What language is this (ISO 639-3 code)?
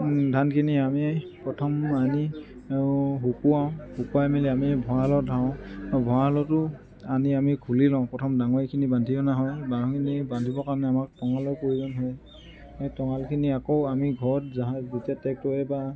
asm